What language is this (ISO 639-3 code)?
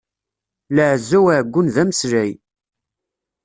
kab